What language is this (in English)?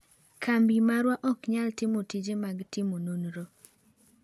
Luo (Kenya and Tanzania)